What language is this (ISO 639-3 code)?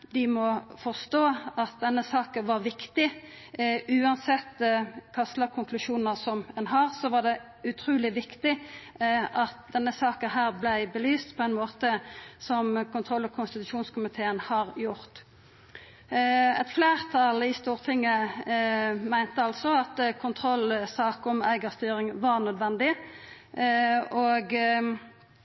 nno